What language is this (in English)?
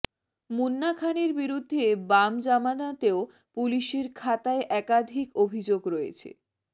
Bangla